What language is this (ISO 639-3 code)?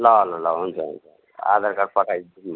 nep